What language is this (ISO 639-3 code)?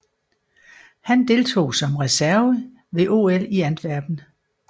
dan